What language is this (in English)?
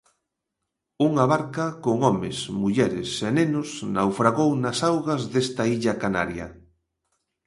Galician